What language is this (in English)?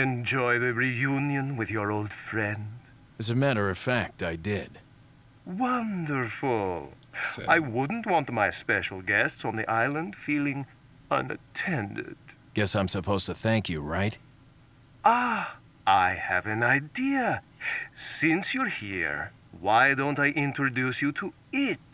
German